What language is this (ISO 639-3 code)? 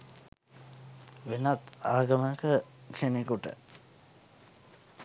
sin